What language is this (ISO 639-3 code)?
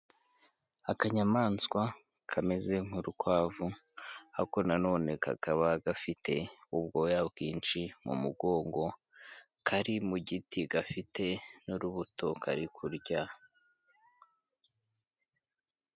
kin